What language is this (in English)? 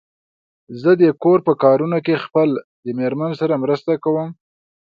Pashto